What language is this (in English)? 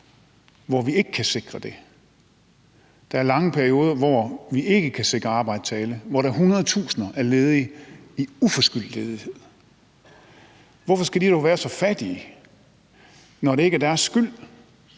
Danish